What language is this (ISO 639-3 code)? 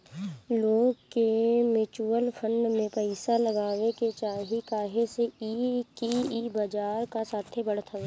bho